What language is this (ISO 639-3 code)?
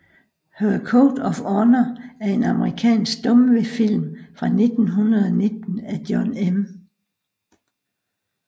dan